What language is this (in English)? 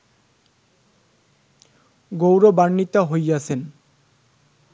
Bangla